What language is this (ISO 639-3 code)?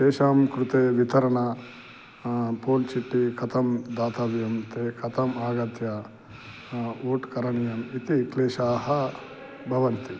san